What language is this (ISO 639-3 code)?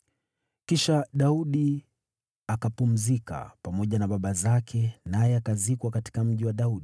swa